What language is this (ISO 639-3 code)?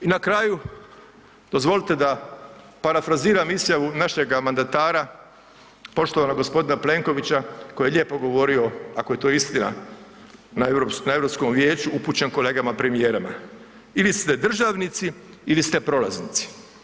hrv